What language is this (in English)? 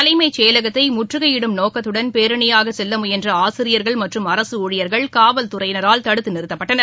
Tamil